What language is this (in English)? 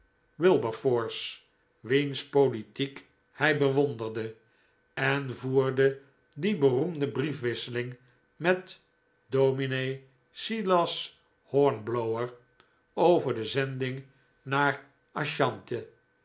Dutch